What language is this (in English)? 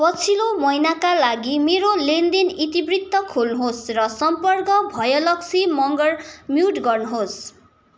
Nepali